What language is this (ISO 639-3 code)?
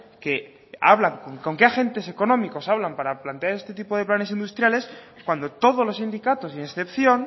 spa